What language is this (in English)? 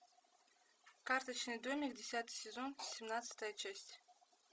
Russian